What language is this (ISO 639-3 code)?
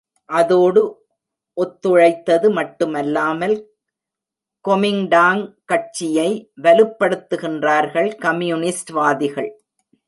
tam